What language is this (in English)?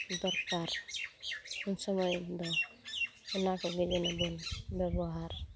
Santali